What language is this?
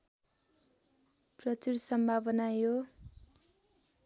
Nepali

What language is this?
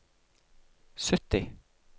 Norwegian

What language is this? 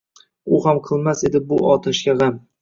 Uzbek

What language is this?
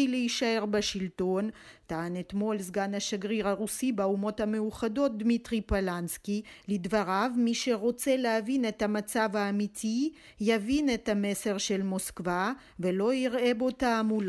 Hebrew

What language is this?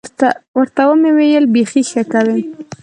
Pashto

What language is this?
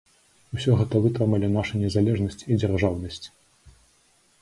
Belarusian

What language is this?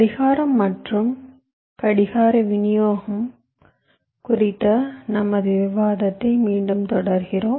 Tamil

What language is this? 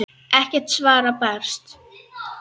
Icelandic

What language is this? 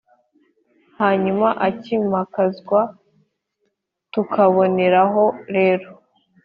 Kinyarwanda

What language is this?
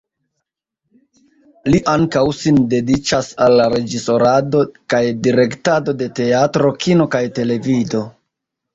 Esperanto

